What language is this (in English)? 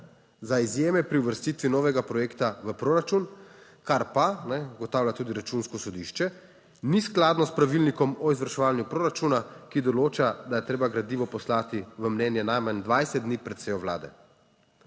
Slovenian